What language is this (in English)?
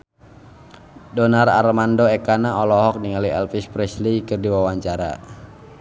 Sundanese